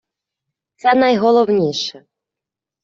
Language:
Ukrainian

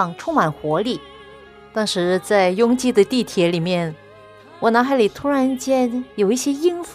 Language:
Chinese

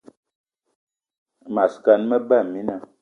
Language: Eton (Cameroon)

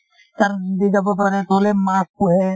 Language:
Assamese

